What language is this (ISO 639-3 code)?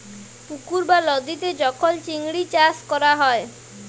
ben